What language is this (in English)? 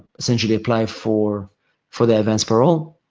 English